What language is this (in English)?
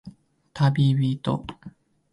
Japanese